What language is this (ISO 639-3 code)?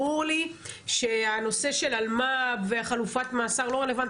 heb